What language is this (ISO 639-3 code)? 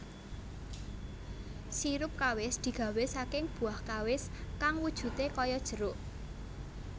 jav